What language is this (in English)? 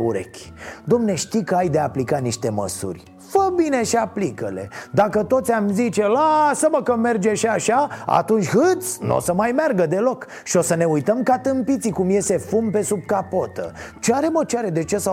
Romanian